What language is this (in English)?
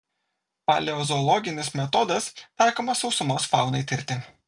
Lithuanian